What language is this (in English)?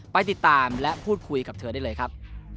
Thai